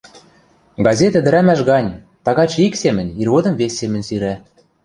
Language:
Western Mari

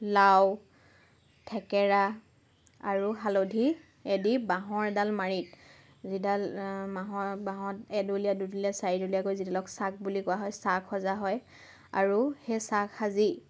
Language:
Assamese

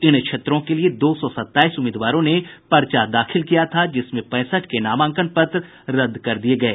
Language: Hindi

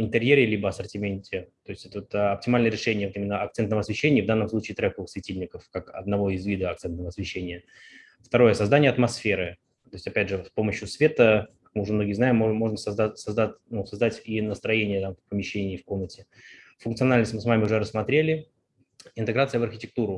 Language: Russian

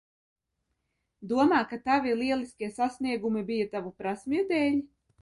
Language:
Latvian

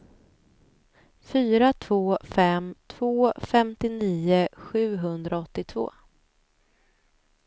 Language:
Swedish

